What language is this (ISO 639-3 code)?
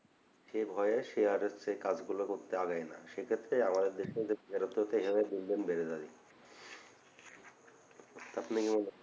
ben